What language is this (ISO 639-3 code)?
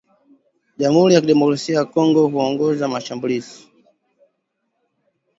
swa